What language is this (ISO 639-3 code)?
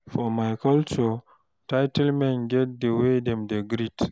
pcm